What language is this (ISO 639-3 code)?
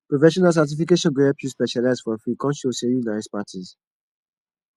pcm